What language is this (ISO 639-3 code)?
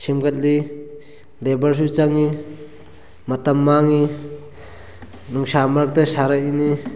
mni